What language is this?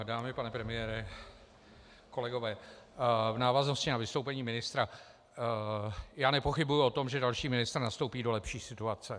Czech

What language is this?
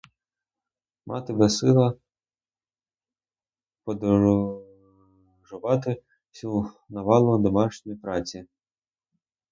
Ukrainian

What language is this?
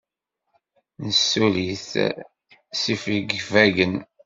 Kabyle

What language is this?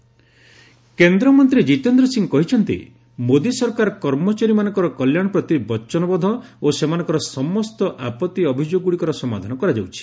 Odia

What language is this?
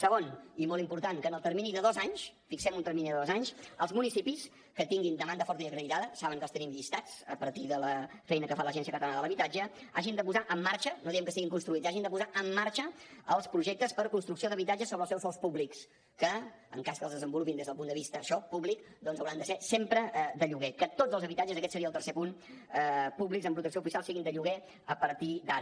Catalan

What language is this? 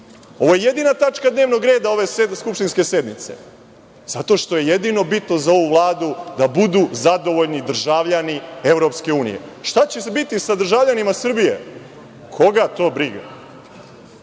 Serbian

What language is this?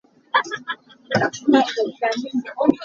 Hakha Chin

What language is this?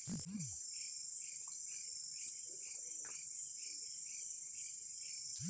Chhattisgarhi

